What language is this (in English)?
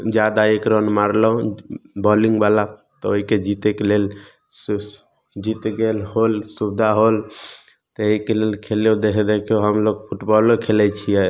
Maithili